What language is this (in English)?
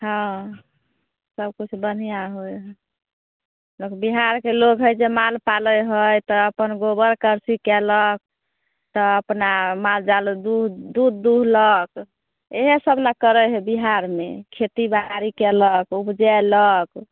Maithili